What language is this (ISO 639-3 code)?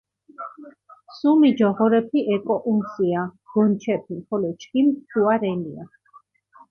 xmf